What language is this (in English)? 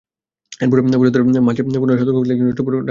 Bangla